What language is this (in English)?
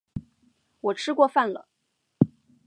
Chinese